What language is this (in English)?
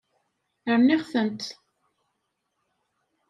Kabyle